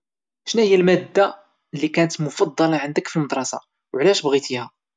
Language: Moroccan Arabic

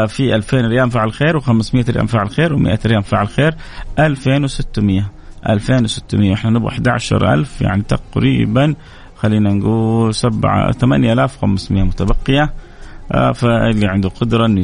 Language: Arabic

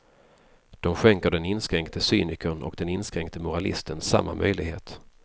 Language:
Swedish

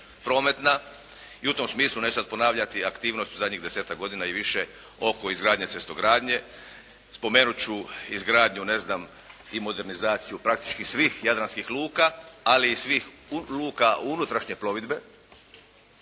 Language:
Croatian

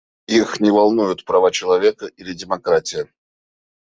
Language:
Russian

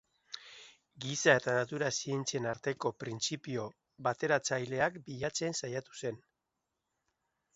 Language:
Basque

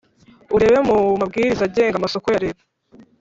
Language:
Kinyarwanda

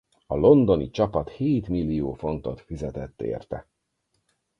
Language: Hungarian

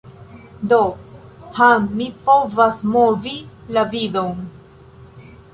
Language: Esperanto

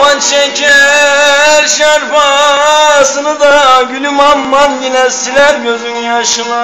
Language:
Turkish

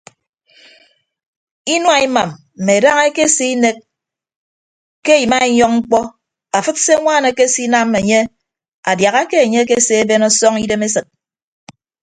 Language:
Ibibio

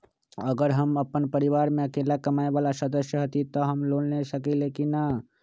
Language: Magahi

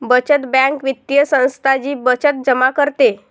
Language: Marathi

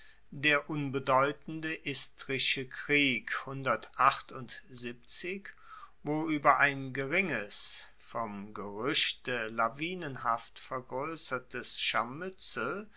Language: German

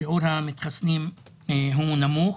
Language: Hebrew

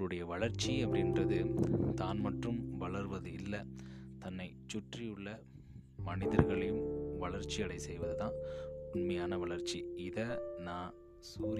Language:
Tamil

